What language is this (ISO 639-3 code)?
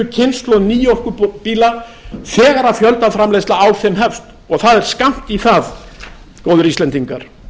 isl